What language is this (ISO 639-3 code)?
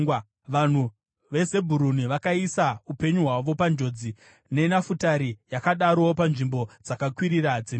sna